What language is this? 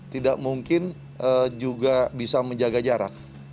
Indonesian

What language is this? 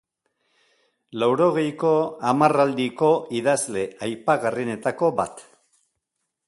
Basque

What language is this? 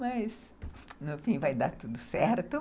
Portuguese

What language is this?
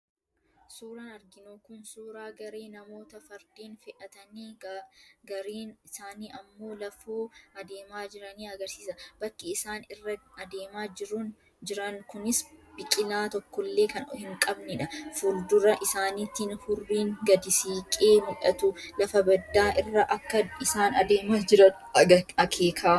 Oromo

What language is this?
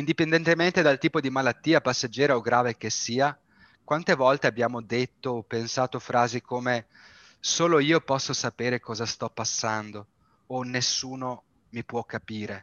Italian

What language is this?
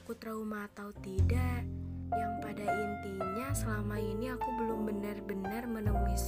Indonesian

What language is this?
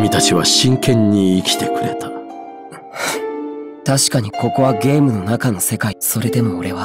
Japanese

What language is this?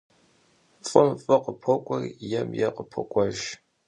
Kabardian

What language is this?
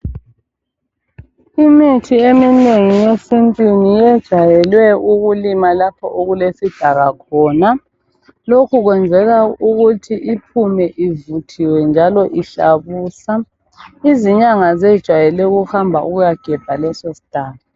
North Ndebele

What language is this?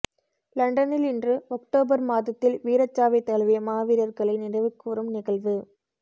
Tamil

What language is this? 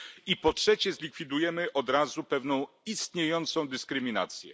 Polish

